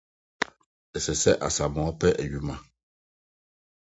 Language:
Akan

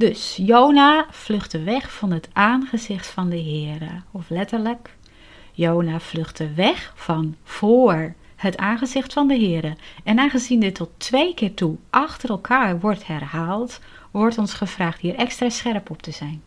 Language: Dutch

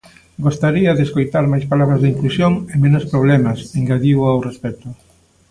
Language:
Galician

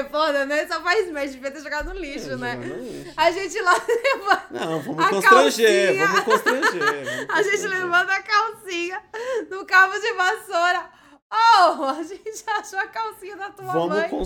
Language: Portuguese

